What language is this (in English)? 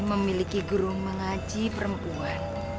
Indonesian